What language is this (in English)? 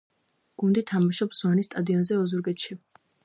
Georgian